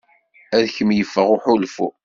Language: Kabyle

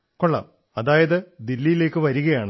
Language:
Malayalam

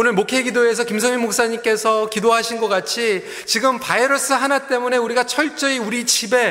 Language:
Korean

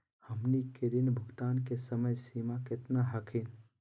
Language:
Magahi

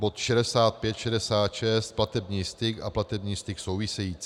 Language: Czech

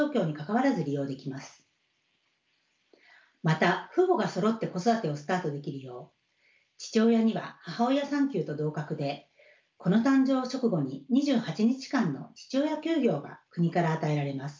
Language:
Japanese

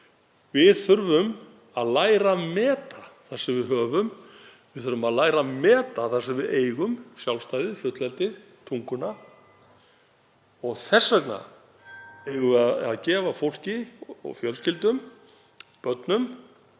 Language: Icelandic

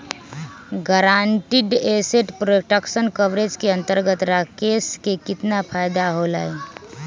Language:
Magahi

